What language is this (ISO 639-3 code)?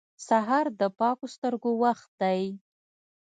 pus